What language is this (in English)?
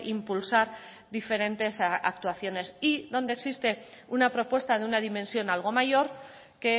Spanish